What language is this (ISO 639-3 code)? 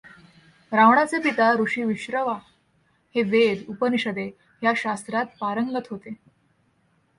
mar